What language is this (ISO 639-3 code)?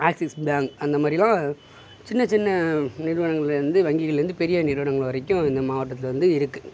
tam